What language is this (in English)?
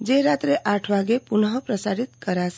Gujarati